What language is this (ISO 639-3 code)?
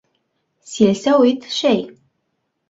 bak